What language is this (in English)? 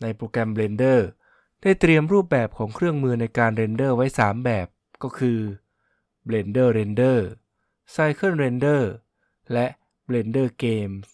Thai